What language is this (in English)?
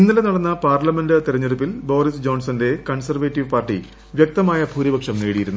Malayalam